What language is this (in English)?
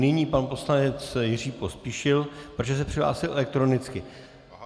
Czech